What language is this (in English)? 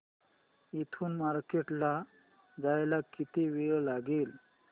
Marathi